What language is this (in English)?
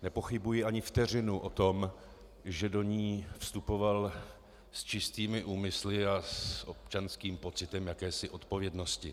Czech